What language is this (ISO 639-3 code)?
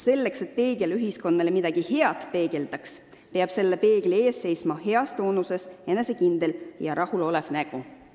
est